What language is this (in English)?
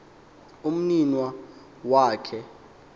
Xhosa